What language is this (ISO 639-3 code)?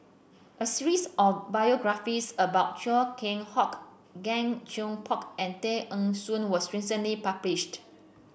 eng